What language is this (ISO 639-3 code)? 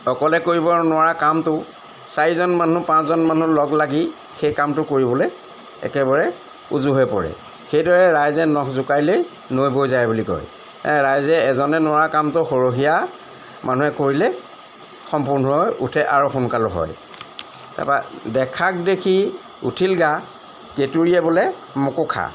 asm